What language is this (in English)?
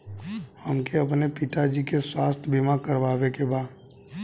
Bhojpuri